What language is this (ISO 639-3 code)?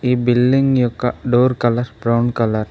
tel